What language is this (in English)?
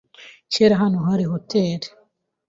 Kinyarwanda